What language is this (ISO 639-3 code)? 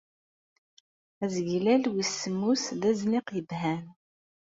kab